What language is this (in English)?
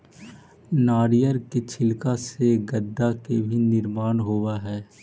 Magahi